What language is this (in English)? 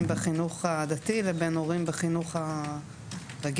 Hebrew